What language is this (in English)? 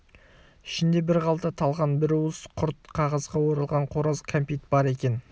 Kazakh